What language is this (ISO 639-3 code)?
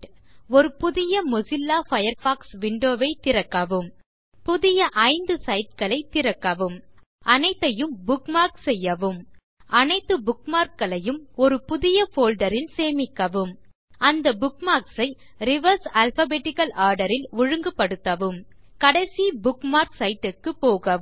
tam